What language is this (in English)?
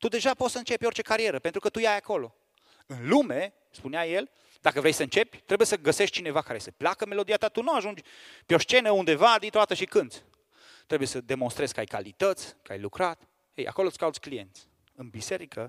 Romanian